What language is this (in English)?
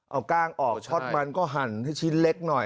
Thai